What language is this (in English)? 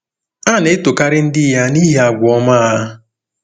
Igbo